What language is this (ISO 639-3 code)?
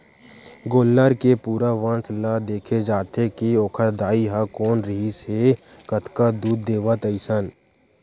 hne